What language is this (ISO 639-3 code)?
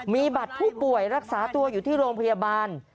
tha